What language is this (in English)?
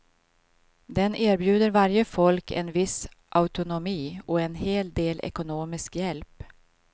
Swedish